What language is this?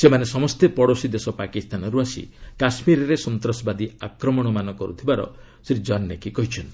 Odia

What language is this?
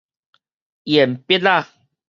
Min Nan Chinese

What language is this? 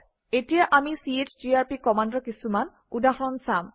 Assamese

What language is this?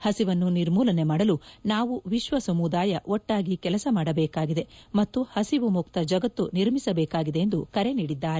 Kannada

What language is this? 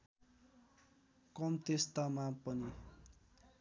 Nepali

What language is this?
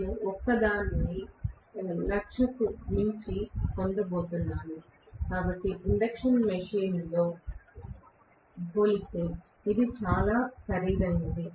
Telugu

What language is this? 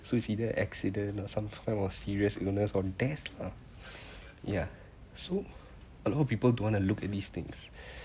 English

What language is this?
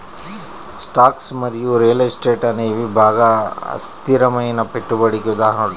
Telugu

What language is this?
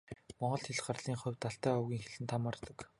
Mongolian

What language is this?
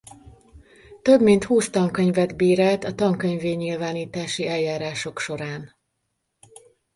Hungarian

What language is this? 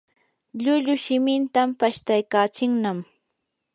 Yanahuanca Pasco Quechua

